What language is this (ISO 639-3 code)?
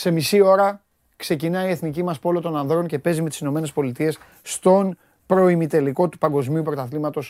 ell